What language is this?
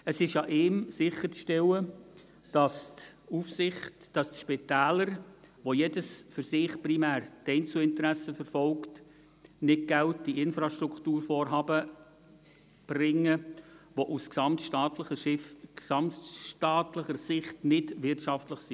Swiss German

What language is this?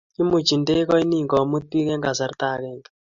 Kalenjin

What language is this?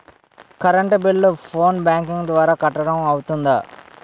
Telugu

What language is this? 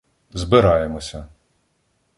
Ukrainian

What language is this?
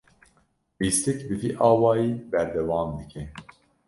Kurdish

